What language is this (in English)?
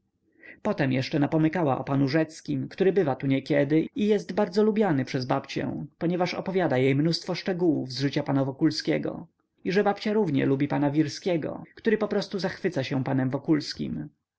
Polish